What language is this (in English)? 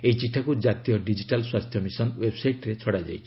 Odia